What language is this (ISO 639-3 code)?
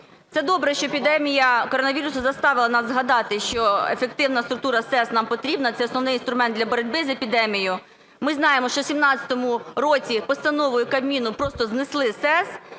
ukr